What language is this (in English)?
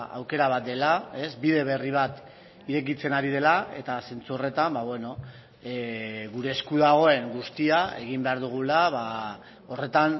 Basque